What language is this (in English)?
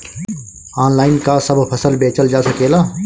Bhojpuri